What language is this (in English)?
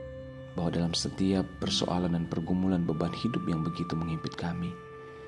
Indonesian